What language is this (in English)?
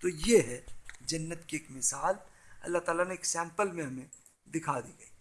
Urdu